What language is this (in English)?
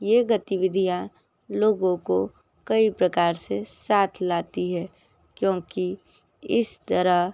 Hindi